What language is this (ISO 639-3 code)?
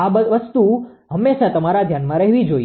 guj